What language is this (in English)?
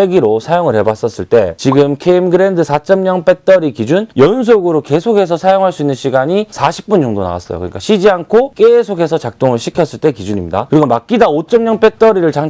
Korean